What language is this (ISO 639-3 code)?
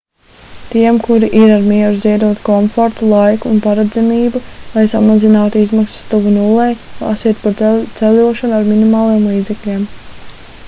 lav